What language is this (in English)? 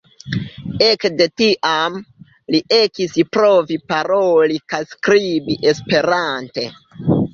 Esperanto